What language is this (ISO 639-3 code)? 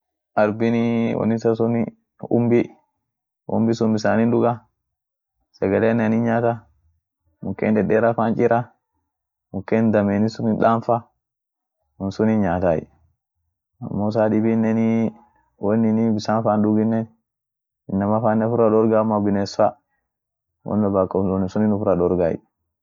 orc